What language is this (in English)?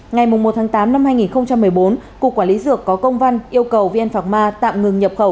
Vietnamese